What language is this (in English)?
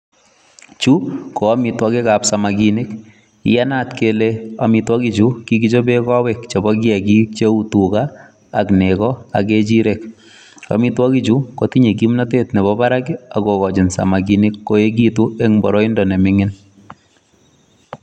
Kalenjin